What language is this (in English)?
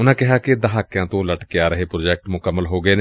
Punjabi